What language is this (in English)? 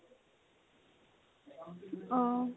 Assamese